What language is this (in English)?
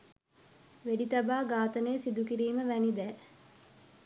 Sinhala